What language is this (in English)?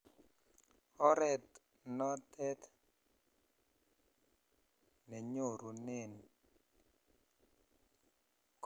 Kalenjin